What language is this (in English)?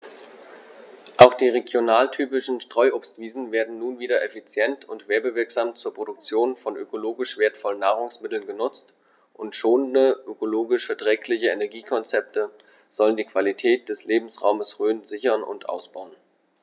German